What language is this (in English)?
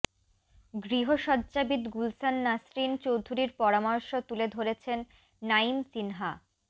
Bangla